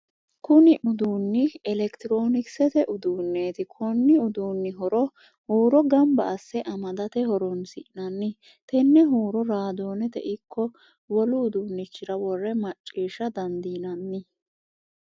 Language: Sidamo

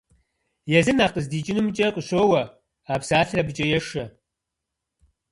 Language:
Kabardian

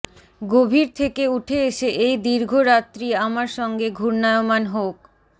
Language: Bangla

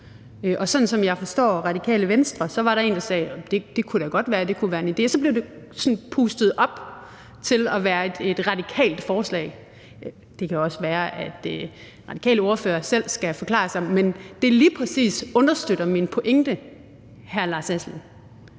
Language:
Danish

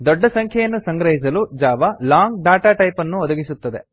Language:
Kannada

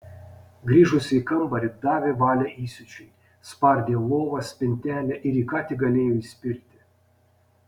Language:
Lithuanian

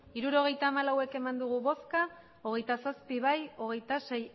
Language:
Basque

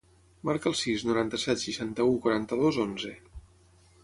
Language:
Catalan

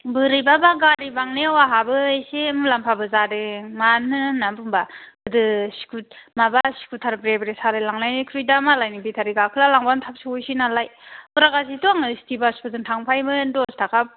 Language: Bodo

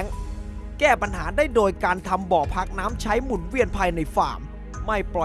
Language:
Thai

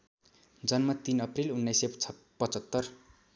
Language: Nepali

